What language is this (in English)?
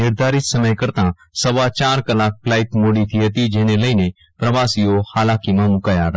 Gujarati